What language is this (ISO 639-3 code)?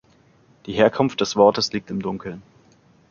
deu